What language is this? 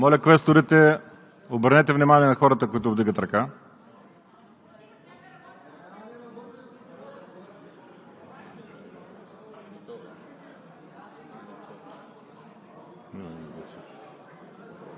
Bulgarian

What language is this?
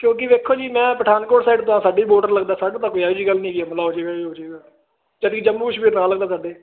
Punjabi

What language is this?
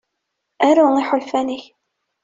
Kabyle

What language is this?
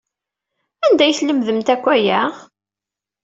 Kabyle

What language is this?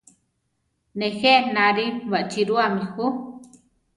Central Tarahumara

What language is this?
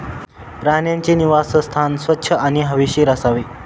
Marathi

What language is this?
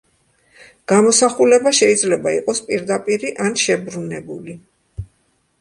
Georgian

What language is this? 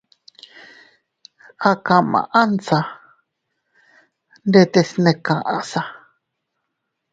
Teutila Cuicatec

